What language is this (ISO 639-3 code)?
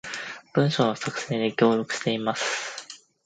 jpn